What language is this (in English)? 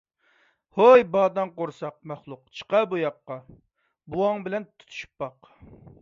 Uyghur